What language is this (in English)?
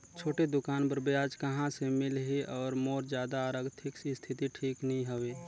Chhattisgarhi